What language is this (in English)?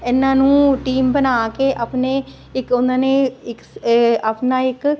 Punjabi